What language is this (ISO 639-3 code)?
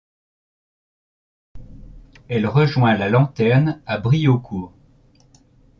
fra